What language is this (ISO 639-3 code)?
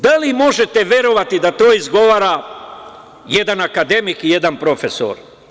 srp